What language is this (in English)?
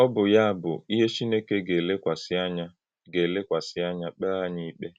Igbo